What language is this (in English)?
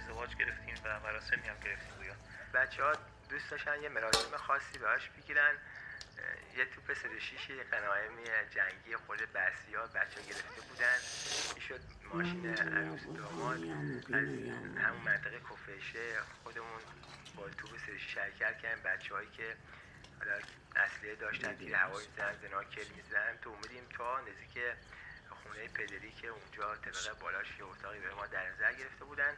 Persian